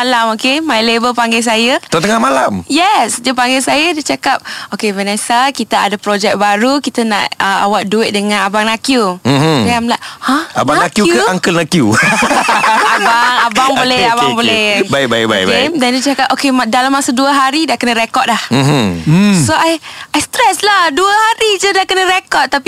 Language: Malay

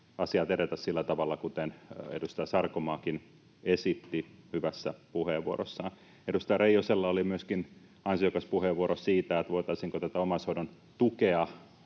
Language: Finnish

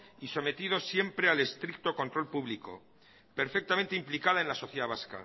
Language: Spanish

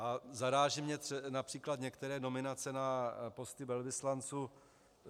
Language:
Czech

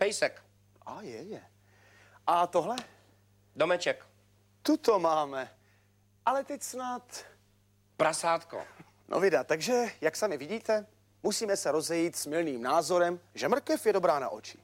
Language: Czech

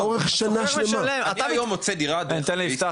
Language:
Hebrew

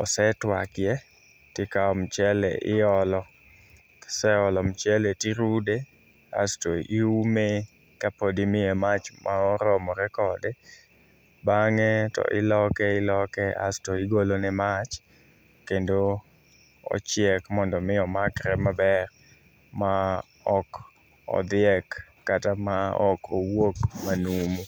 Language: Luo (Kenya and Tanzania)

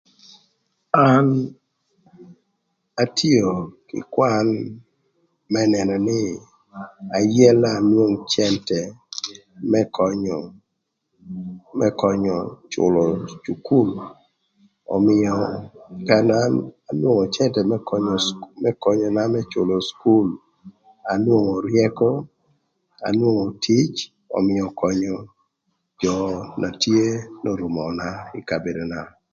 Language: Thur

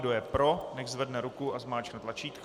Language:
Czech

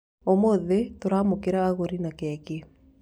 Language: Kikuyu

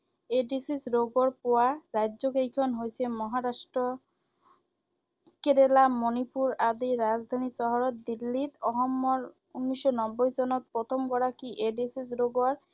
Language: Assamese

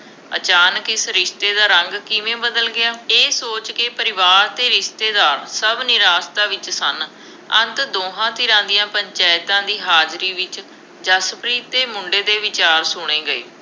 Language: Punjabi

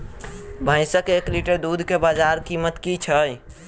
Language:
Maithili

